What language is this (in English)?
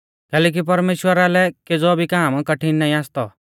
Mahasu Pahari